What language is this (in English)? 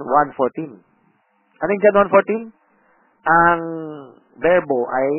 Filipino